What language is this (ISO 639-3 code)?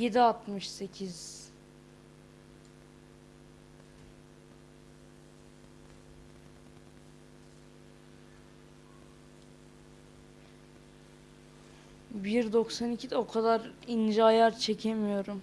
tur